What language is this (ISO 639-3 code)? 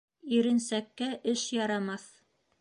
bak